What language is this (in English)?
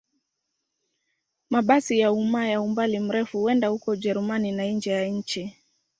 Swahili